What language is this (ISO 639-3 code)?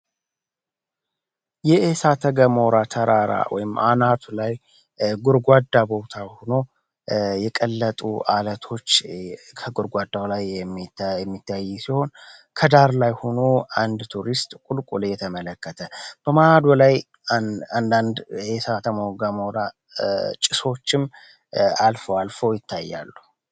amh